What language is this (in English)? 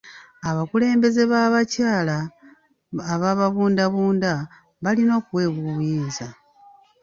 Ganda